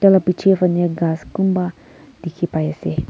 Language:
Naga Pidgin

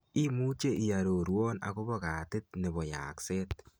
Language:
Kalenjin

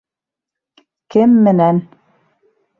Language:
Bashkir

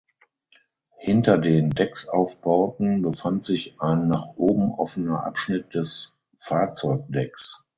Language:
German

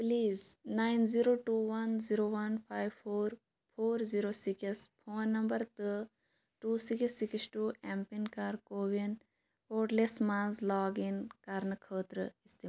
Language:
Kashmiri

